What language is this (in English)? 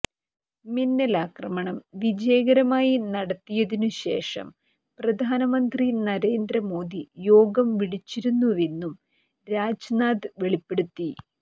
Malayalam